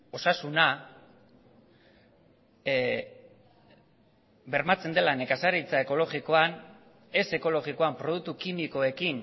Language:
Basque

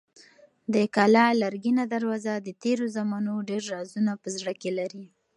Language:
Pashto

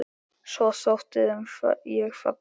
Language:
Icelandic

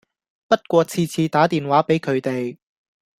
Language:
Cantonese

